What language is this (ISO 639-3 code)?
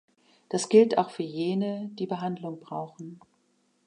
deu